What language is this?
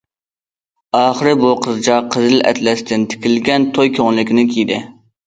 Uyghur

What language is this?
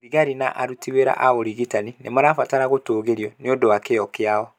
Kikuyu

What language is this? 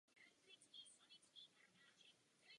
Czech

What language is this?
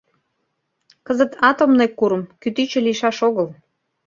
Mari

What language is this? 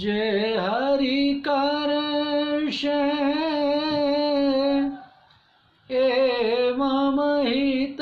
Hindi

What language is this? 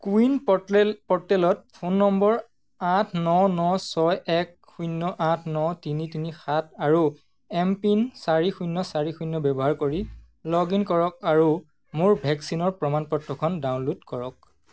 Assamese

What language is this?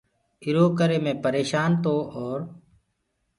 Gurgula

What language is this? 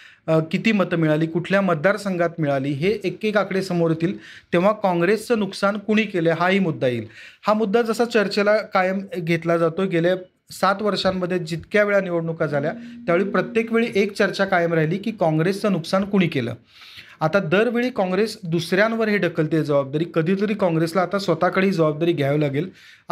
Marathi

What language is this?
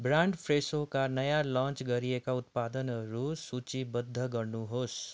Nepali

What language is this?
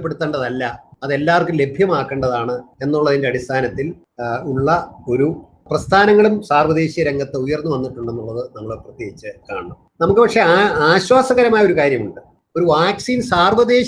Malayalam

